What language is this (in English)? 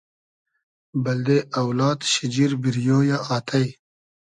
Hazaragi